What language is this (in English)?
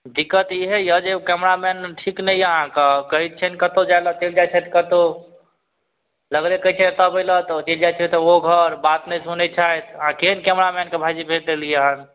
Maithili